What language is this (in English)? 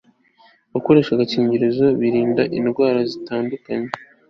Kinyarwanda